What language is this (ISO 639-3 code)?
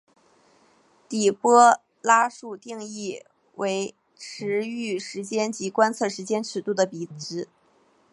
zho